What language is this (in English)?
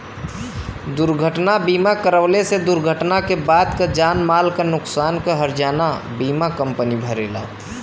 Bhojpuri